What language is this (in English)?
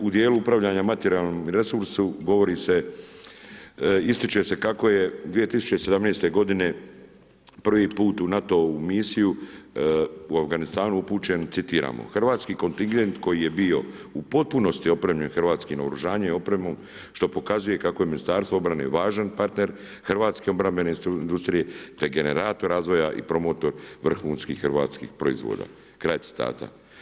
Croatian